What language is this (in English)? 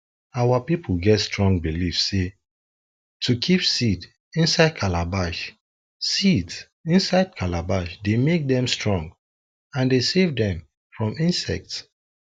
Nigerian Pidgin